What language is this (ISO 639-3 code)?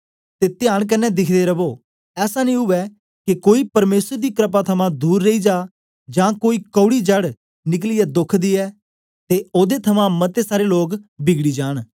doi